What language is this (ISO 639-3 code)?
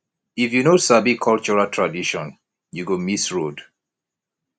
pcm